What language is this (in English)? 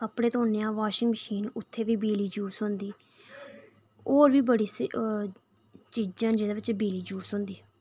Dogri